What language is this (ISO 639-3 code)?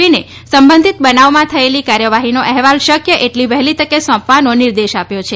guj